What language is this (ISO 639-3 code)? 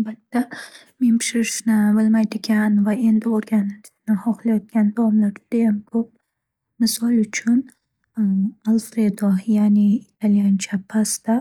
uzb